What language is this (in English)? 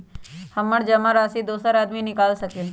Magahi